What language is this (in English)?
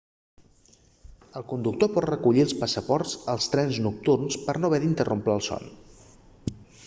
Catalan